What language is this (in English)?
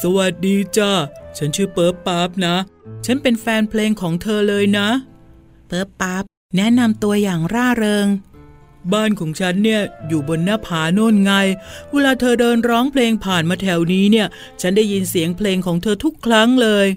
Thai